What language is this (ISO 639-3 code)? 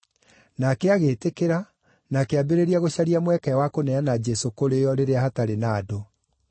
kik